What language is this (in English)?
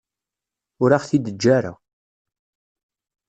Kabyle